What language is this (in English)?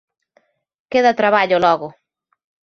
Galician